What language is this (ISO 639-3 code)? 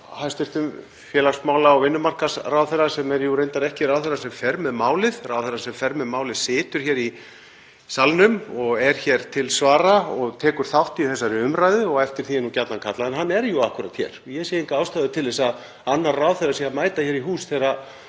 isl